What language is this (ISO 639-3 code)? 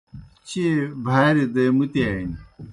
plk